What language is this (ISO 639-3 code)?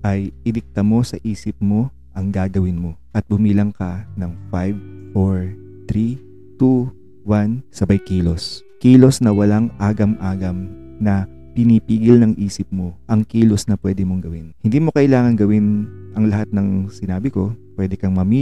fil